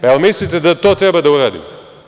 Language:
Serbian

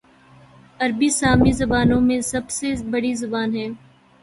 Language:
Urdu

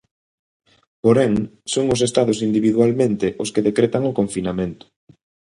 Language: Galician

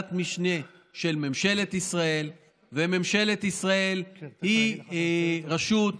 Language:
Hebrew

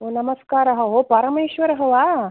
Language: Sanskrit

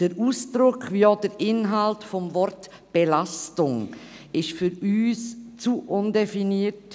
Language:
Swiss German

